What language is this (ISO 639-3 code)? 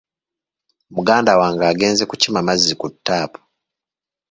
lug